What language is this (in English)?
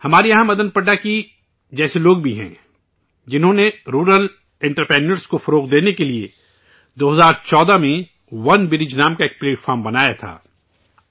Urdu